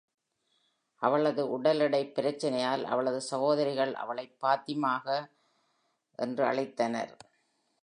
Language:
Tamil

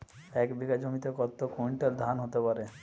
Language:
Bangla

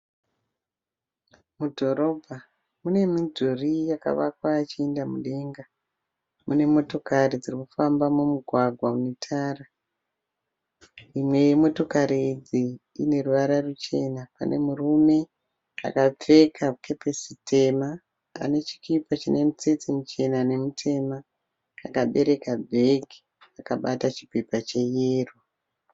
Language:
Shona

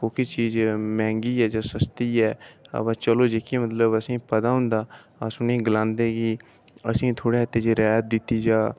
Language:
Dogri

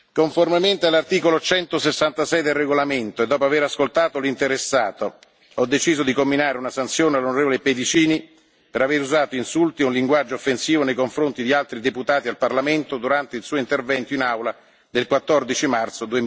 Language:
Italian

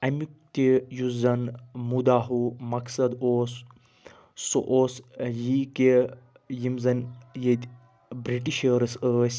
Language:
Kashmiri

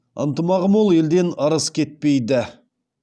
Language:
Kazakh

